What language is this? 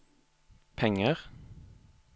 Norwegian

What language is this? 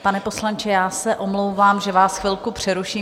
Czech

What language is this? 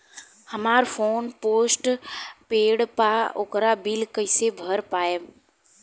Bhojpuri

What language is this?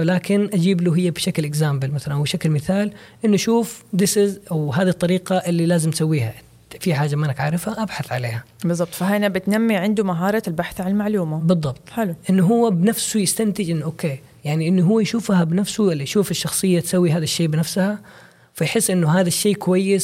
Arabic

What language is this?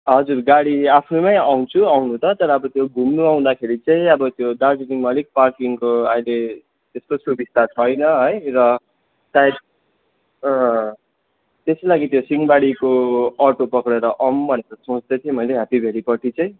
Nepali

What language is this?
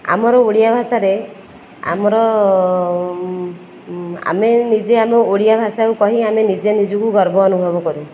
Odia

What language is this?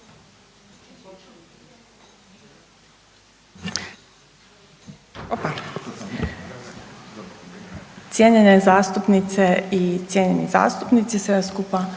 Croatian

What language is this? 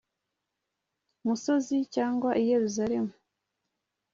Kinyarwanda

